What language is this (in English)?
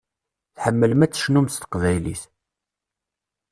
Kabyle